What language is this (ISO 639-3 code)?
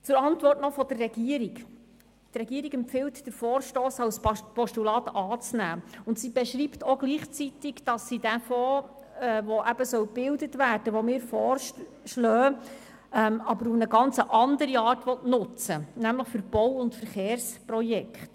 gsw